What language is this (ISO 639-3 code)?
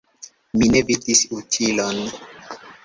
epo